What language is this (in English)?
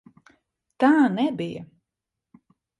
Latvian